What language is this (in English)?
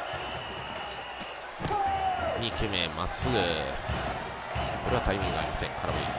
Japanese